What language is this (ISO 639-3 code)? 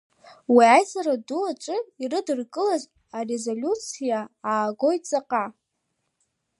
abk